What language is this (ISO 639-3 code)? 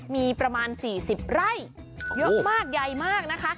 tha